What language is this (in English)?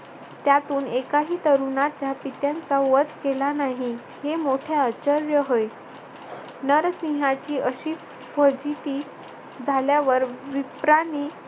Marathi